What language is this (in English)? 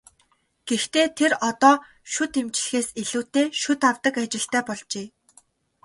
Mongolian